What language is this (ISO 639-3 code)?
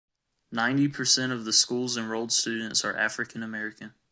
eng